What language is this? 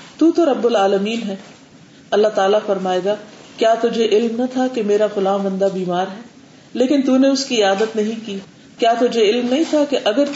Urdu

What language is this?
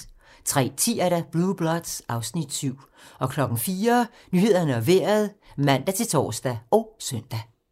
Danish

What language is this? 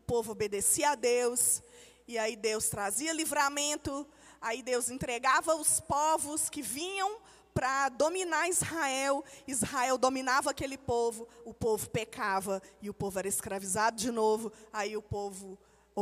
Portuguese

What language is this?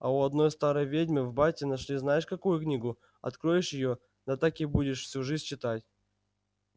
Russian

